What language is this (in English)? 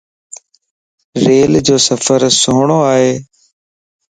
Lasi